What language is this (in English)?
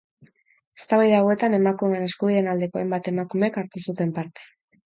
Basque